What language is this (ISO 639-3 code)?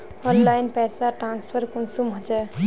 mag